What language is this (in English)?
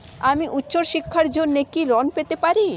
Bangla